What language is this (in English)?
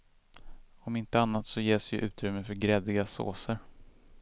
Swedish